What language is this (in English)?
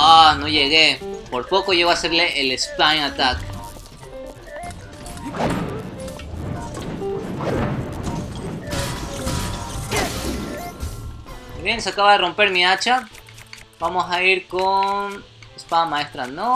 Spanish